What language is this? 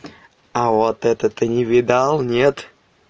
Russian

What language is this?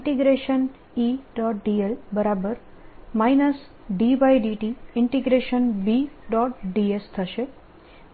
Gujarati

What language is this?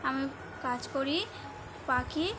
Bangla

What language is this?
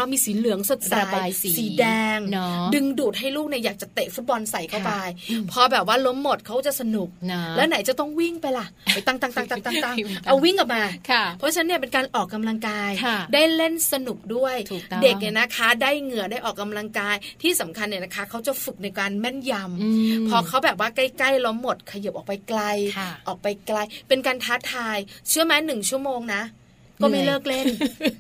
Thai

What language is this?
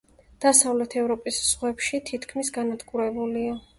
Georgian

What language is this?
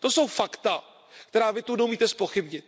Czech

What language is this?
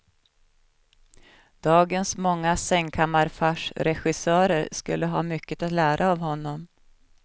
Swedish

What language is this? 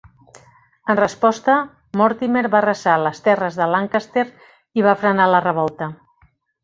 Catalan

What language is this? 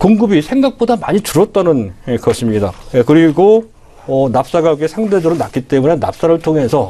Korean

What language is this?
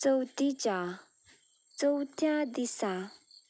Konkani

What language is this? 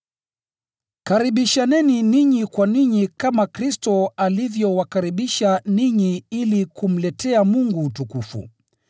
Swahili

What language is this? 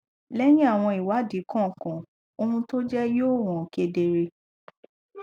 Yoruba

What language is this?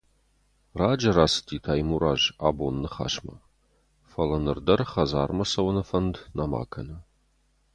Ossetic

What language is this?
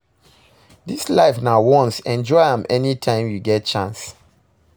Nigerian Pidgin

